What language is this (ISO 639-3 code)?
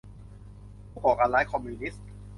tha